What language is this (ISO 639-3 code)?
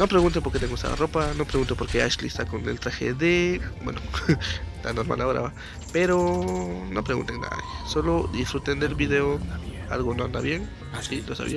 spa